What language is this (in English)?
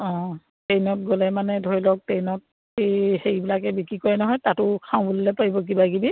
Assamese